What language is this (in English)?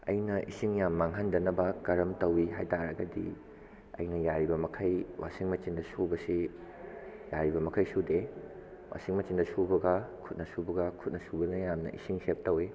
Manipuri